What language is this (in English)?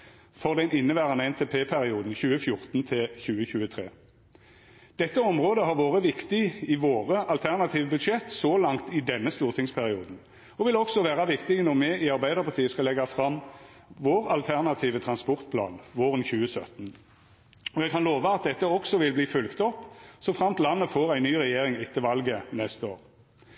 Norwegian Nynorsk